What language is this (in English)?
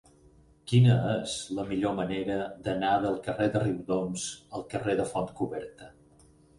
Catalan